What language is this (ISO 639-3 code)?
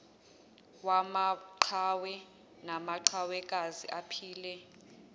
zul